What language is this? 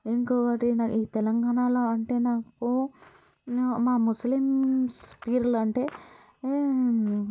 Telugu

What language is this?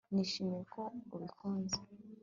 Kinyarwanda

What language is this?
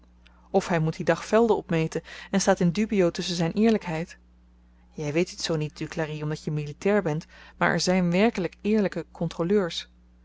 Dutch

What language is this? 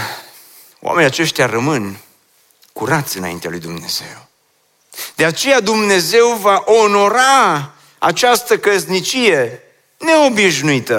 Romanian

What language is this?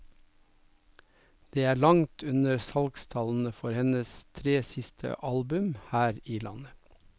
Norwegian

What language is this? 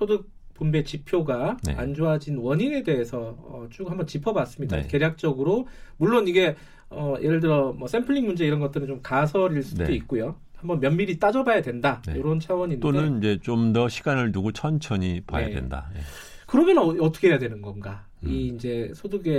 Korean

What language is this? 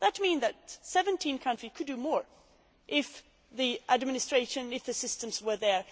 English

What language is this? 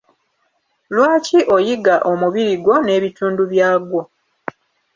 Ganda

